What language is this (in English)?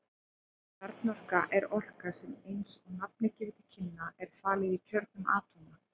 Icelandic